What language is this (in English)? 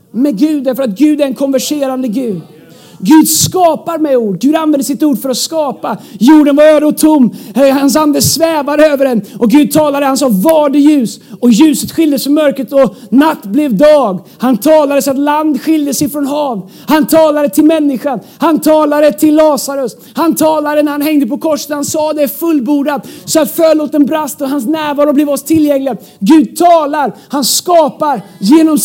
Swedish